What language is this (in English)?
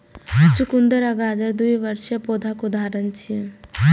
Maithili